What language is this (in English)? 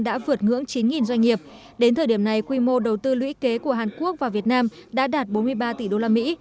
Vietnamese